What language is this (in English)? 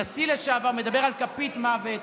Hebrew